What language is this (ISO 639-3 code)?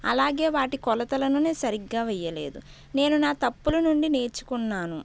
tel